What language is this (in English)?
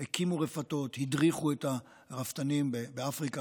Hebrew